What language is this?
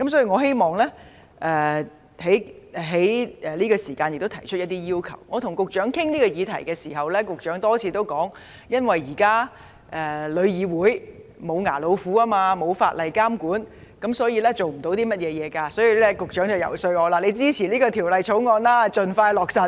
Cantonese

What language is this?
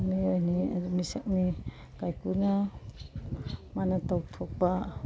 Manipuri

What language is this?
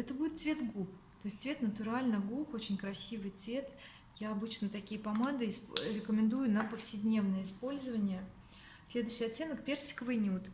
Russian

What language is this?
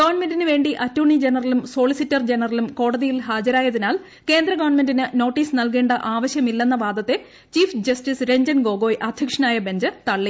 Malayalam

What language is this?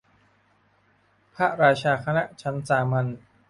Thai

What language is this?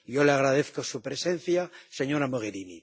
Spanish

